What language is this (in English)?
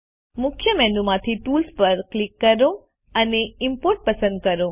Gujarati